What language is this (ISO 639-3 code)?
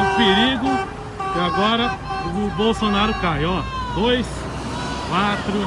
por